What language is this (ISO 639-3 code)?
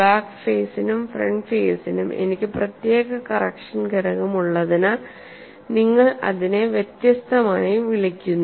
mal